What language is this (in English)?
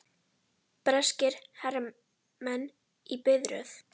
Icelandic